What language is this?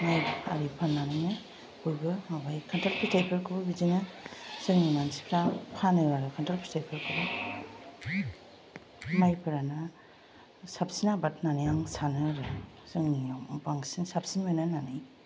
Bodo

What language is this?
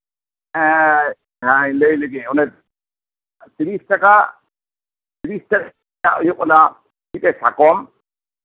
Santali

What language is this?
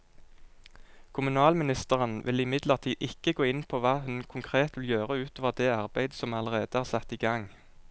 Norwegian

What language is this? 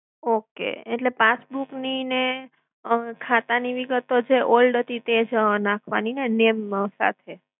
Gujarati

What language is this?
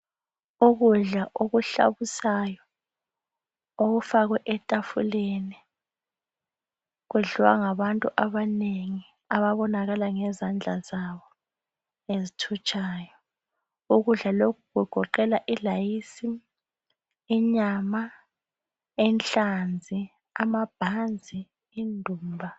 North Ndebele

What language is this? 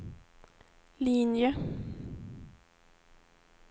Swedish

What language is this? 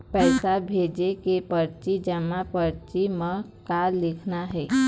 Chhattisgarhi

